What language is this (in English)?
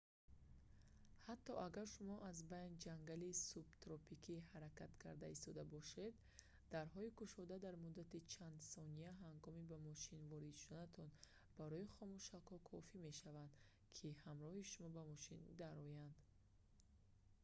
Tajik